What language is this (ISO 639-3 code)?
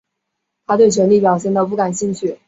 zho